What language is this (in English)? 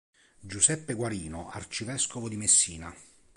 Italian